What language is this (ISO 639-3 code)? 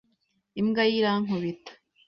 kin